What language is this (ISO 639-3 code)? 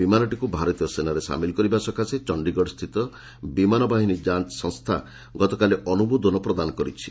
ori